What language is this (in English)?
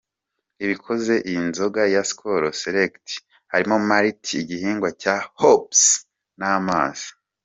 Kinyarwanda